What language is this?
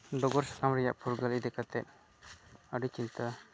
Santali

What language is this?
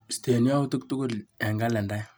Kalenjin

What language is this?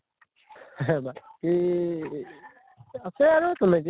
Assamese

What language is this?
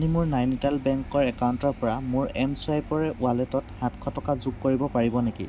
Assamese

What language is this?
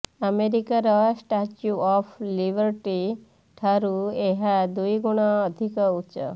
Odia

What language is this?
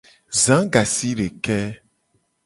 Gen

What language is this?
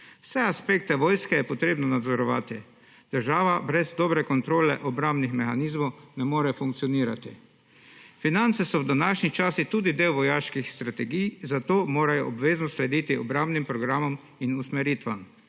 Slovenian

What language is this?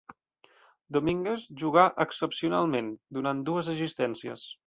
Catalan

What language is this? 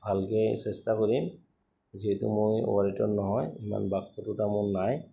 Assamese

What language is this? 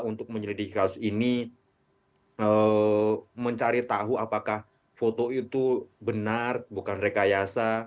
Indonesian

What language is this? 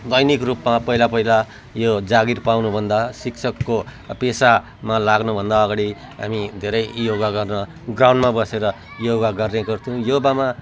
Nepali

